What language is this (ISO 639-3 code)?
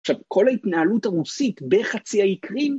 heb